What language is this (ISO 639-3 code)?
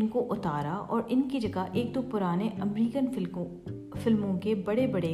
urd